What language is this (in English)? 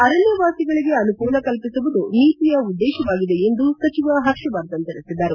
Kannada